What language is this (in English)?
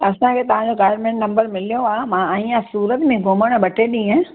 Sindhi